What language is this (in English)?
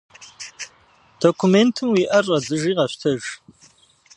Kabardian